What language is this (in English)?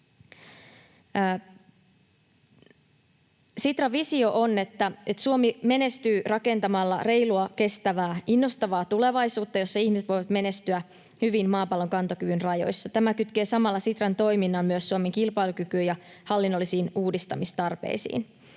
Finnish